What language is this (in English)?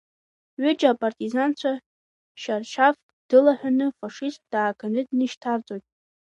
Abkhazian